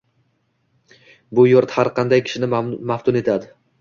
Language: Uzbek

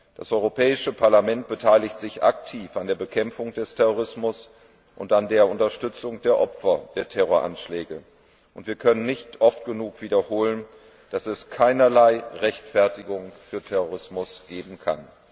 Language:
German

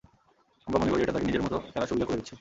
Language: Bangla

